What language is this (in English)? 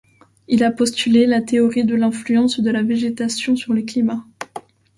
French